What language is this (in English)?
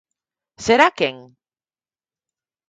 Galician